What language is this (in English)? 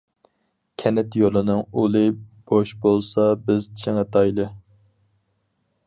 Uyghur